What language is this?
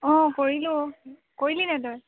Assamese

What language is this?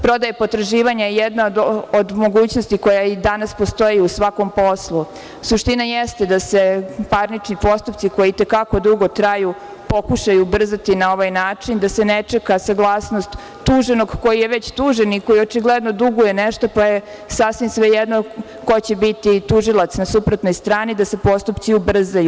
Serbian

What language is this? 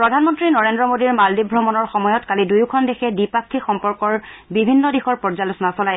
Assamese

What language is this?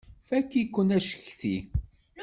Kabyle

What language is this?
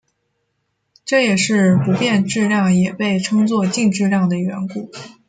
Chinese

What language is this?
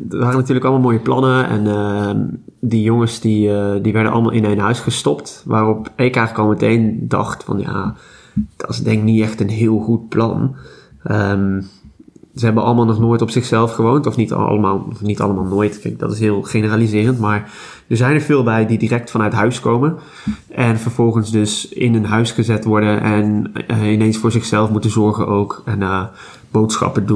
Dutch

